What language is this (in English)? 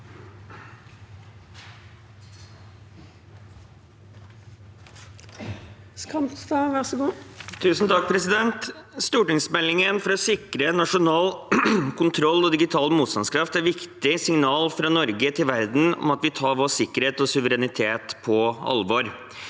Norwegian